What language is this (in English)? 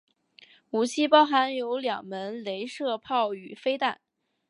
Chinese